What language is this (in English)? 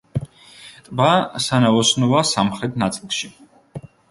Georgian